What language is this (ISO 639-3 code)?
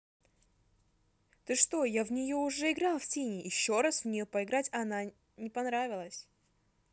rus